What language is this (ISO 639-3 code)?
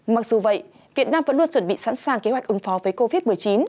vie